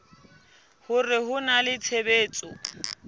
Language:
Southern Sotho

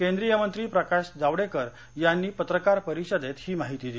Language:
Marathi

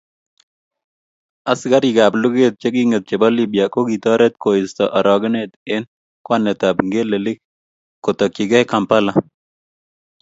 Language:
Kalenjin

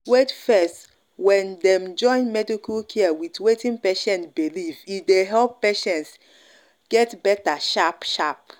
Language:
Nigerian Pidgin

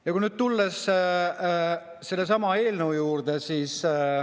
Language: Estonian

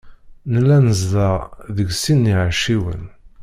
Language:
Kabyle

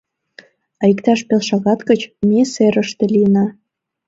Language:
Mari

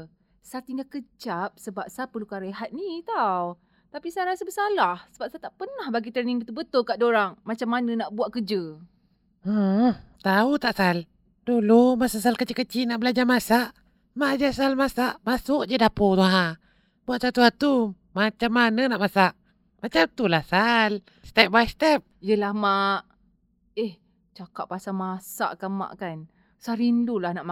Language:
Malay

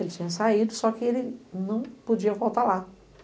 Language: Portuguese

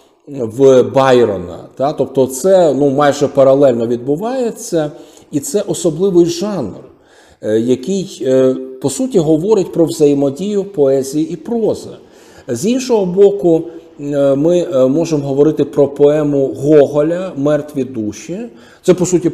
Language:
Ukrainian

